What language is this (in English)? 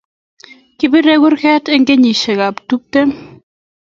Kalenjin